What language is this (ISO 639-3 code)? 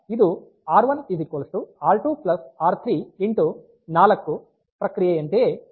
kan